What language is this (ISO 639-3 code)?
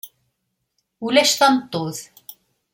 kab